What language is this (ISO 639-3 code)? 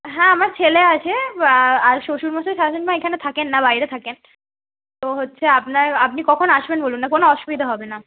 ben